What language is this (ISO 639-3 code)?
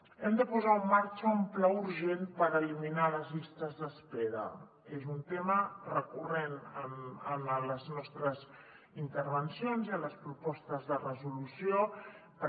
cat